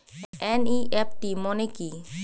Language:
Bangla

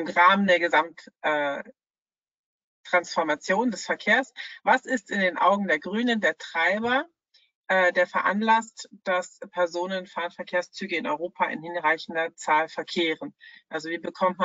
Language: German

